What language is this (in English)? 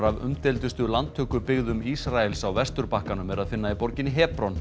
Icelandic